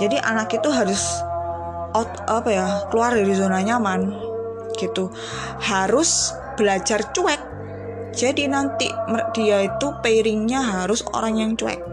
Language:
Indonesian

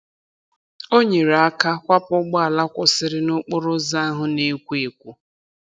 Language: Igbo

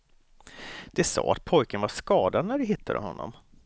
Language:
Swedish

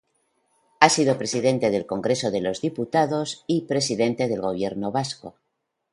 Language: Spanish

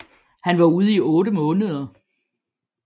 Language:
Danish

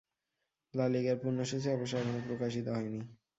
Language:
Bangla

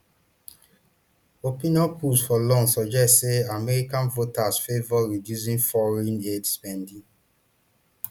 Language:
Nigerian Pidgin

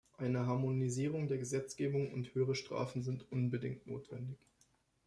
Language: German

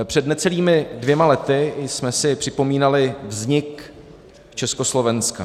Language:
Czech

